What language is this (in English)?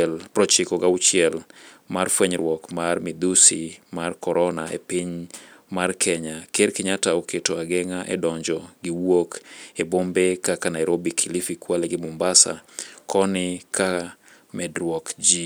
Luo (Kenya and Tanzania)